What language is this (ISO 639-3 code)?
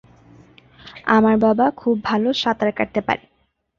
ben